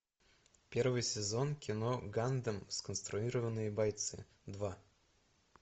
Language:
Russian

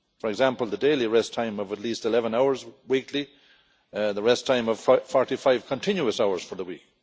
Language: English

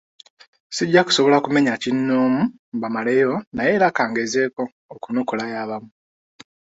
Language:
Ganda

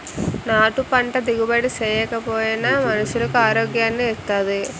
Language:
Telugu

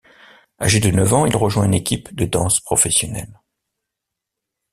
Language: French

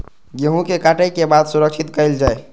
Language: Maithili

